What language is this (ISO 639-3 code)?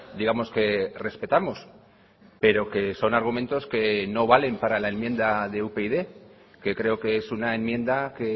spa